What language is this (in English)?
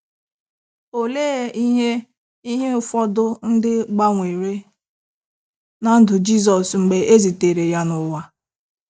Igbo